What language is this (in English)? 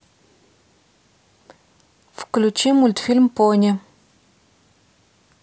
Russian